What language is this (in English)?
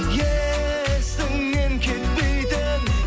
Kazakh